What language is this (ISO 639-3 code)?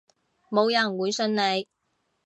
yue